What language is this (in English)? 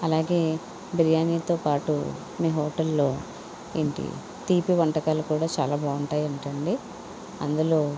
Telugu